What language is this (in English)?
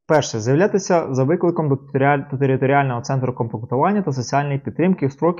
Ukrainian